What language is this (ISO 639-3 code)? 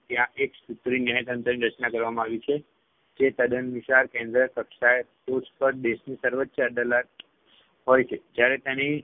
guj